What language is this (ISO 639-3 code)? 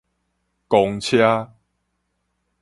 nan